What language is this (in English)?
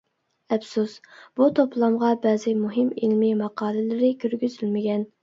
Uyghur